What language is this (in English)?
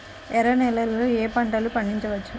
Telugu